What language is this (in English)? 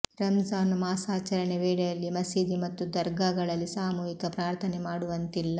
Kannada